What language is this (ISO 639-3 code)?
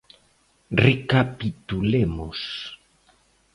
glg